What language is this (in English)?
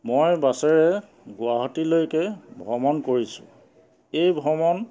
Assamese